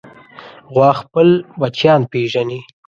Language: Pashto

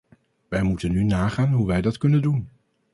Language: Dutch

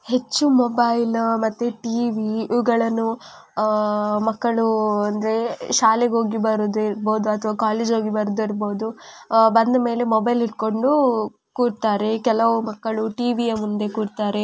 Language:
Kannada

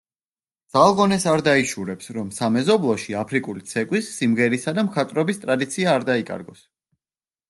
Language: Georgian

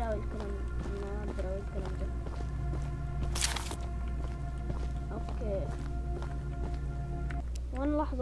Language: Arabic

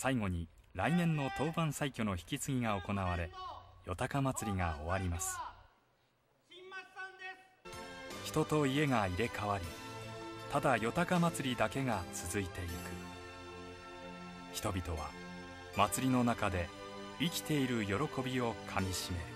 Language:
Japanese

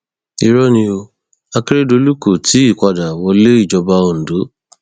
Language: Yoruba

